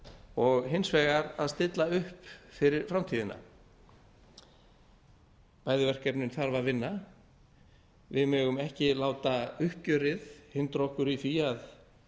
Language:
Icelandic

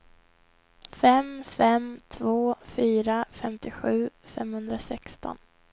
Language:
Swedish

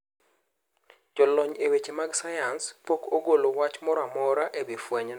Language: Luo (Kenya and Tanzania)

